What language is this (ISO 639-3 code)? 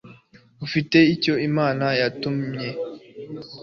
kin